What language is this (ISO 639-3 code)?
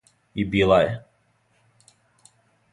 srp